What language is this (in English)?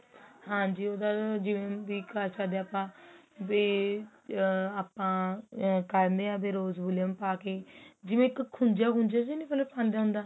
Punjabi